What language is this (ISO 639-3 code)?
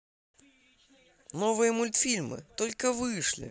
rus